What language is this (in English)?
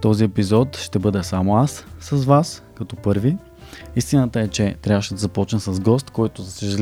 Bulgarian